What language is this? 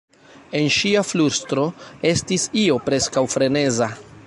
Esperanto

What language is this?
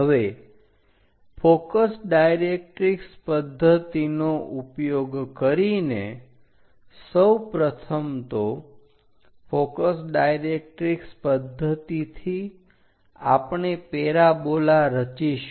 Gujarati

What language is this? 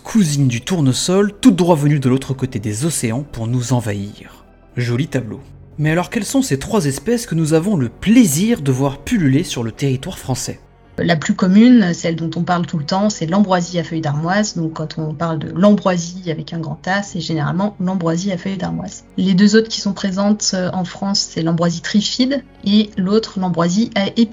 French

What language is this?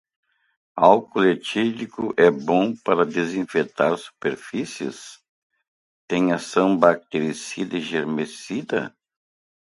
Portuguese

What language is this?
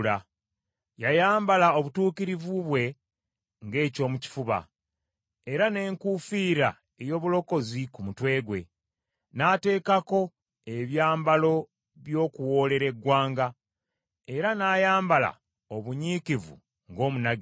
Ganda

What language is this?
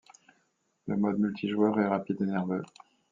French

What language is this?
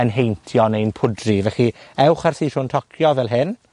Welsh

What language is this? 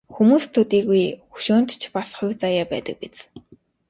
Mongolian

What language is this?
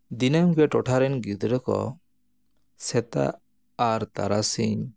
Santali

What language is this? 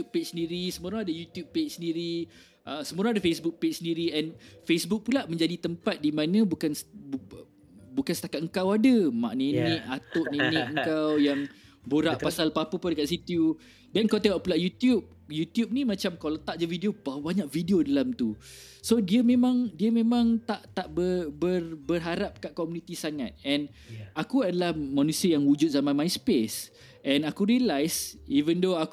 Malay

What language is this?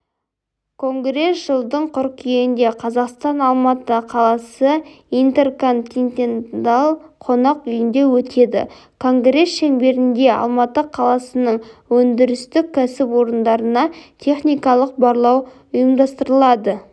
Kazakh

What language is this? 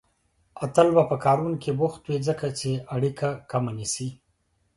Pashto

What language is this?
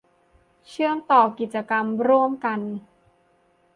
Thai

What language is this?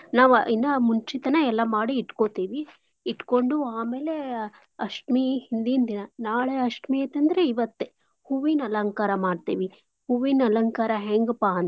Kannada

